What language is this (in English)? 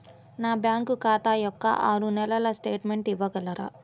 Telugu